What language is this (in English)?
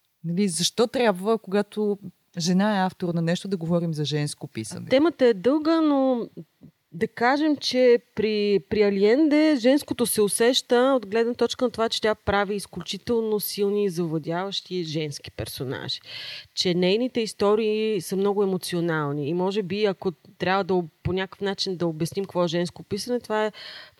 Bulgarian